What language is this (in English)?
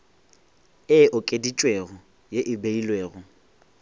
Northern Sotho